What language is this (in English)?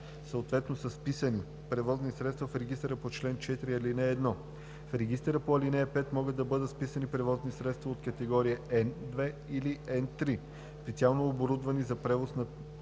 Bulgarian